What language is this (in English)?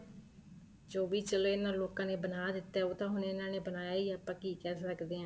Punjabi